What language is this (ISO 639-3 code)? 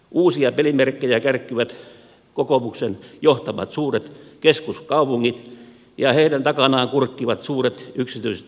fin